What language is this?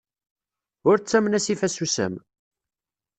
Kabyle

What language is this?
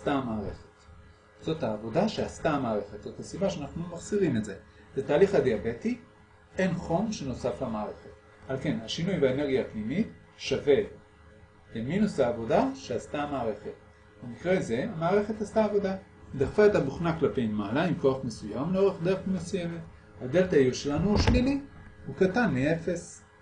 Hebrew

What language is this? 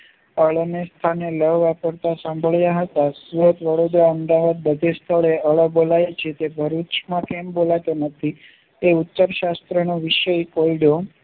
Gujarati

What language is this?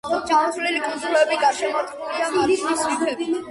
Georgian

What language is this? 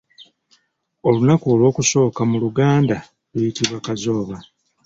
Ganda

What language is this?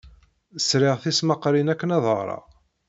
Kabyle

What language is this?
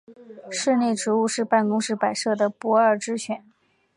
Chinese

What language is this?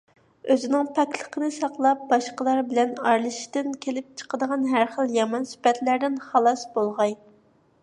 Uyghur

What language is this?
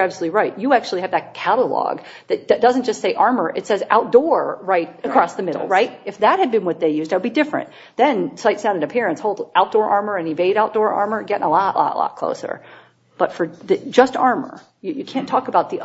English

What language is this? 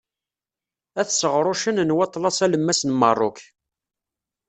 Kabyle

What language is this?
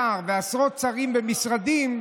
Hebrew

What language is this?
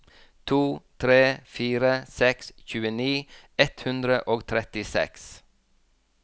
Norwegian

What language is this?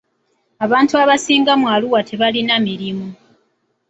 Ganda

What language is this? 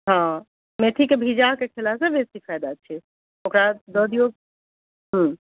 Maithili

